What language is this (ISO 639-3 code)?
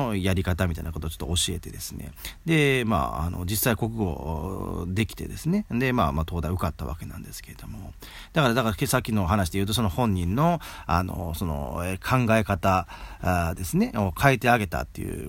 jpn